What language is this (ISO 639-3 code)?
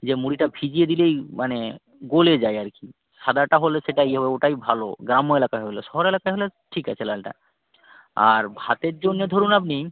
ben